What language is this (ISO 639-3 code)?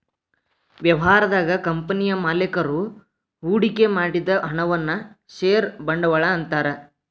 kan